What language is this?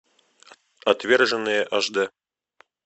Russian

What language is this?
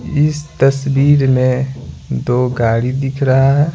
Hindi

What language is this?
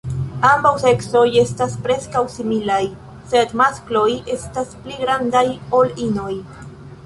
Esperanto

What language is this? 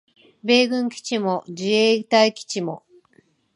Japanese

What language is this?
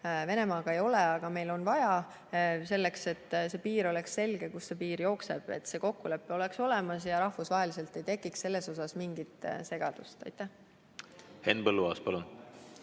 Estonian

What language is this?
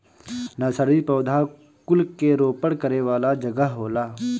Bhojpuri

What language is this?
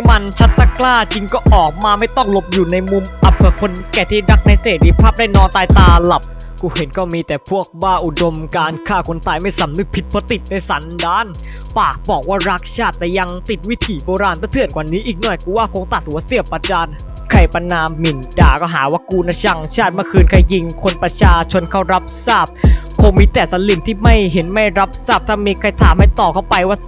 Thai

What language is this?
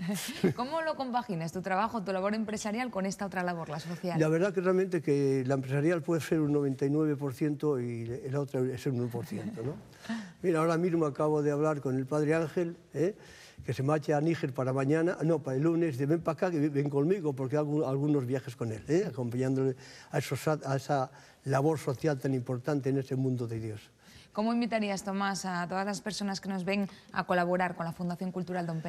Spanish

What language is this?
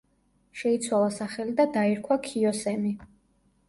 Georgian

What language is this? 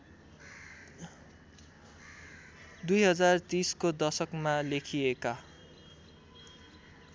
Nepali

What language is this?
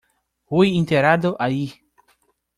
Spanish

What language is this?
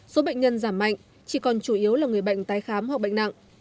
Vietnamese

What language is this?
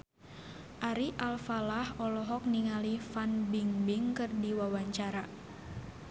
Sundanese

